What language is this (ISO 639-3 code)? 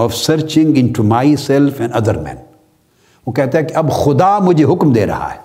urd